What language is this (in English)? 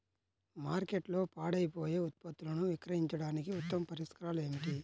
Telugu